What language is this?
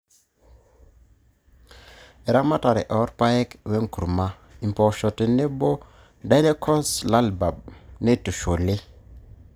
Masai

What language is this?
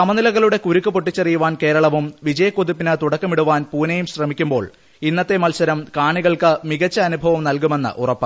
Malayalam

